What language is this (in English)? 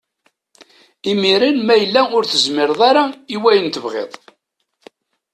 Kabyle